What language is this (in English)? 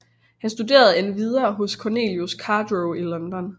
Danish